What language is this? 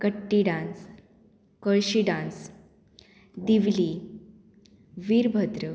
Konkani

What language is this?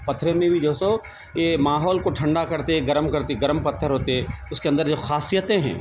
Urdu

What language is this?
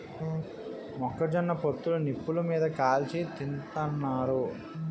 Telugu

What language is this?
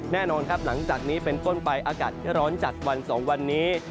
Thai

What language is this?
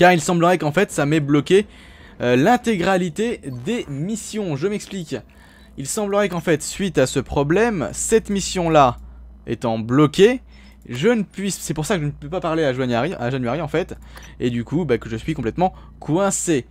French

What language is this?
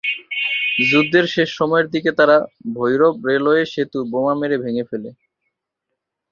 Bangla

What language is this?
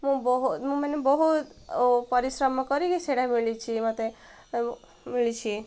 Odia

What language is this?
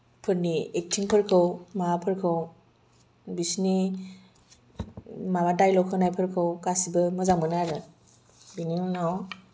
Bodo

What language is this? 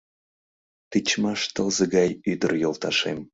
Mari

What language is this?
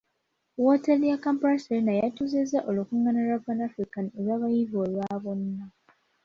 Ganda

